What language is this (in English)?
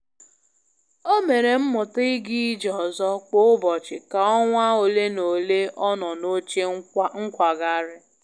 Igbo